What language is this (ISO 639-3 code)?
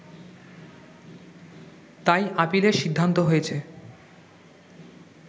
ben